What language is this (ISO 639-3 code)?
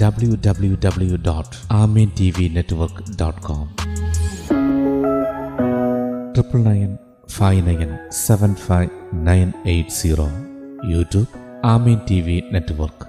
mal